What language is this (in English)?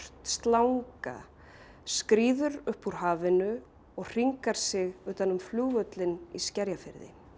Icelandic